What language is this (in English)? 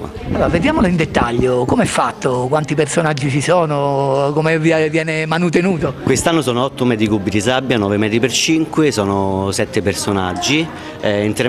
Italian